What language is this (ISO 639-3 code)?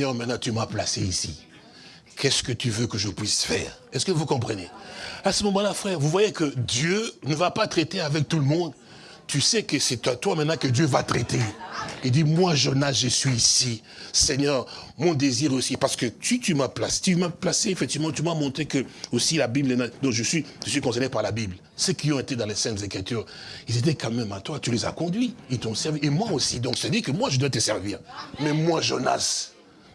fra